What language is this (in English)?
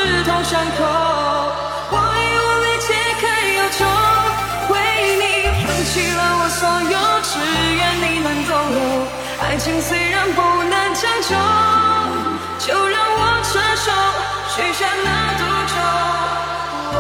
Chinese